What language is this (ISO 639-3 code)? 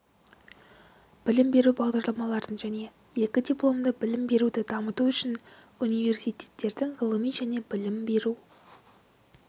kaz